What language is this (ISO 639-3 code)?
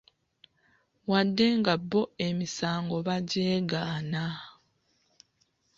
lug